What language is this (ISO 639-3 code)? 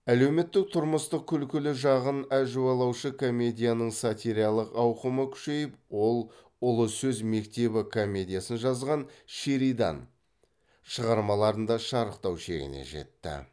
kaz